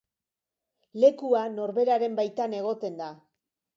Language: Basque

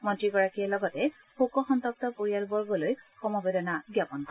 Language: Assamese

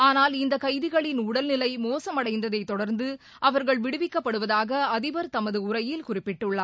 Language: Tamil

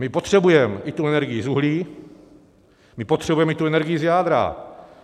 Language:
Czech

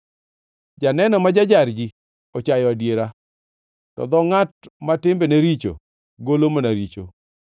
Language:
Luo (Kenya and Tanzania)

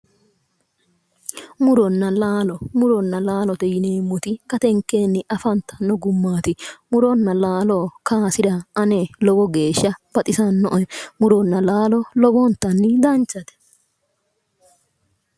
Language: Sidamo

